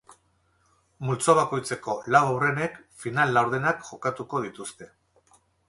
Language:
Basque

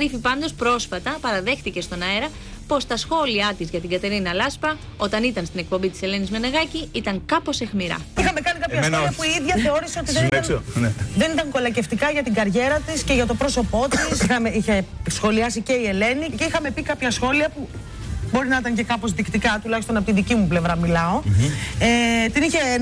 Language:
Greek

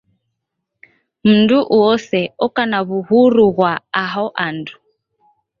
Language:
Taita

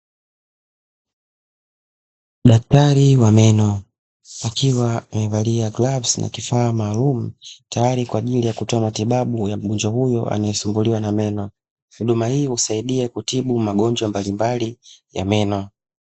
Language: Swahili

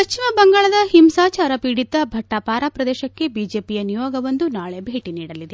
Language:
Kannada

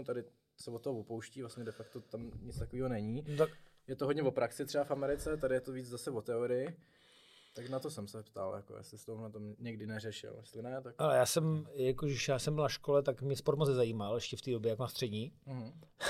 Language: Czech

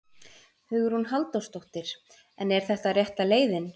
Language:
Icelandic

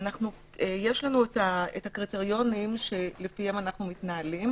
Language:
Hebrew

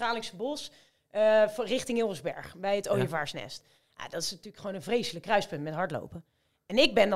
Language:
Dutch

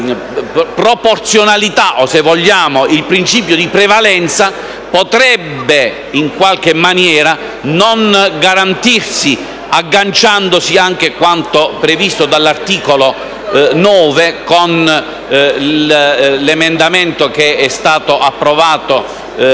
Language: Italian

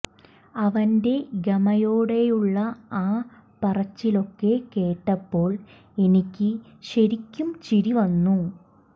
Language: Malayalam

